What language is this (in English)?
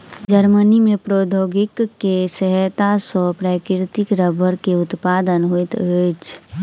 Maithili